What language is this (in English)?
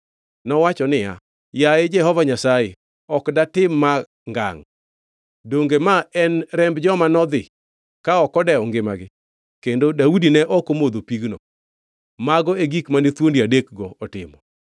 Luo (Kenya and Tanzania)